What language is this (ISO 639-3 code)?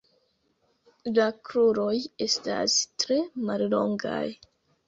epo